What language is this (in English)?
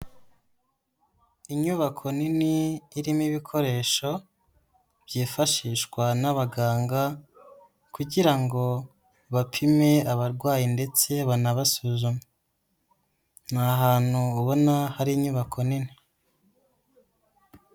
Kinyarwanda